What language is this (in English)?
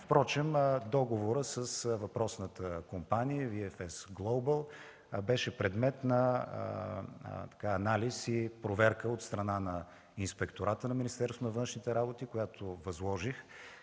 Bulgarian